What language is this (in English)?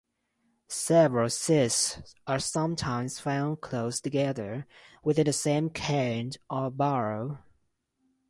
English